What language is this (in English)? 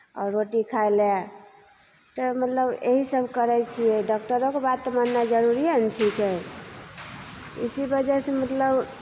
Maithili